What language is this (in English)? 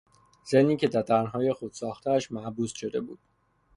Persian